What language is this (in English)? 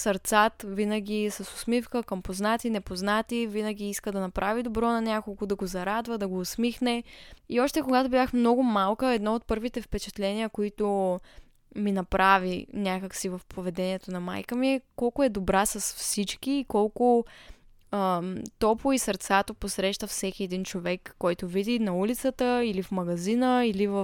Bulgarian